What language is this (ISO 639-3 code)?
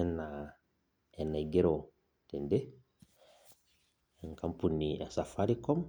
mas